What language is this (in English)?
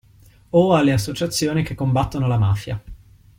Italian